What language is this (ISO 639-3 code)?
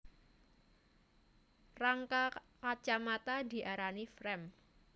jav